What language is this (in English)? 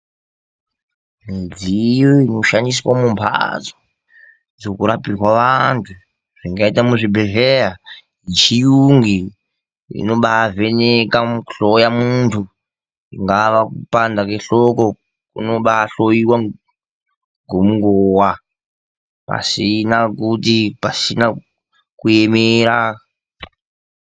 Ndau